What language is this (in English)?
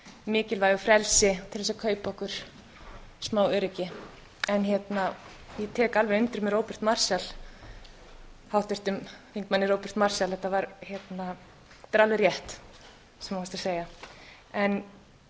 Icelandic